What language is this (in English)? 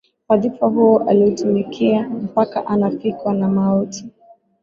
Swahili